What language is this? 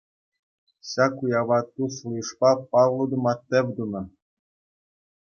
Chuvash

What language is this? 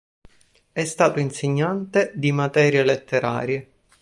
Italian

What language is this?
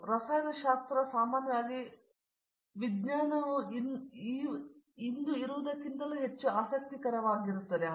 Kannada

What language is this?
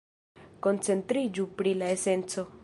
Esperanto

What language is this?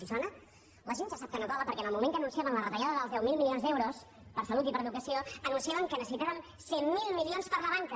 Catalan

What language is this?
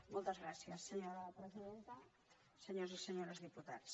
Catalan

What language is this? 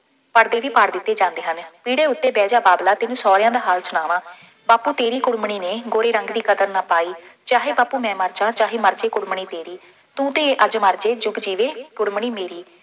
Punjabi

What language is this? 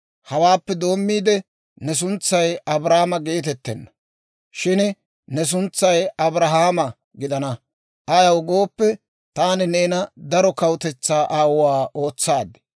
Dawro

